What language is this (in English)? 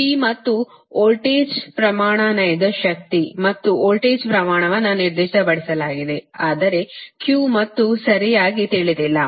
Kannada